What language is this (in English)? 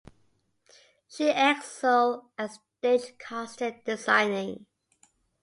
English